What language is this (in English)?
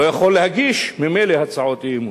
Hebrew